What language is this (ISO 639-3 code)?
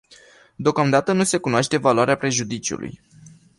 ron